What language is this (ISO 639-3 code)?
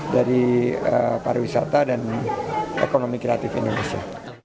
ind